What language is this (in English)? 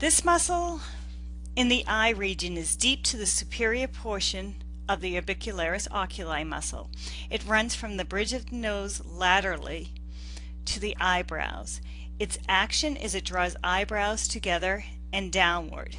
English